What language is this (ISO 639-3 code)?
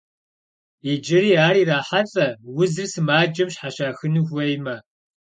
kbd